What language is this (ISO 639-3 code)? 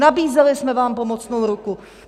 ces